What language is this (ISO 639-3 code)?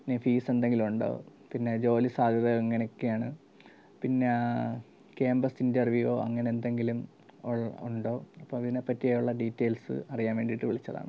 mal